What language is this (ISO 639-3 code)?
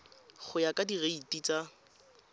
tsn